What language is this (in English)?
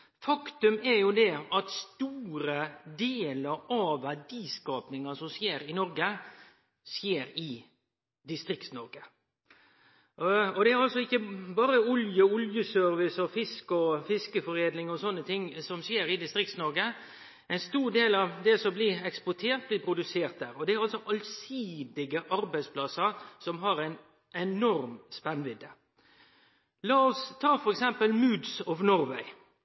Norwegian Nynorsk